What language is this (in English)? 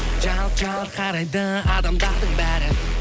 Kazakh